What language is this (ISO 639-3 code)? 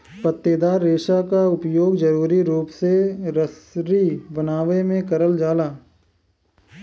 bho